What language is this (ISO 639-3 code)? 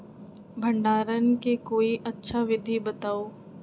mag